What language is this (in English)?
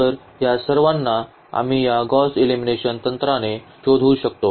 Marathi